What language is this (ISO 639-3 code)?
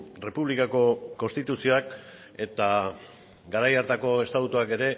eus